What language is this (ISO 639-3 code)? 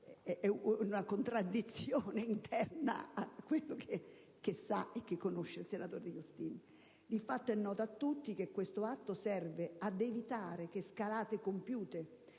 ita